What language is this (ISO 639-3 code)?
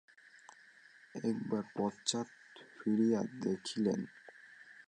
ben